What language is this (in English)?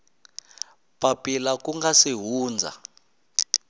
Tsonga